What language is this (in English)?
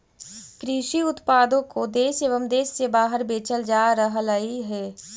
Magahi